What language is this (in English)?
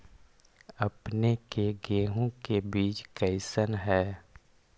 Magahi